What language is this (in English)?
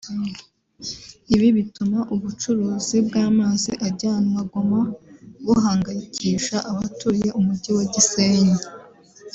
Kinyarwanda